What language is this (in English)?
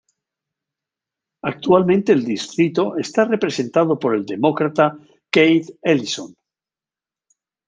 Spanish